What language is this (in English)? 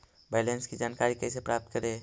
Magahi